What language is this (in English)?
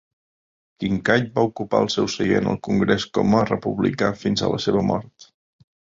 Catalan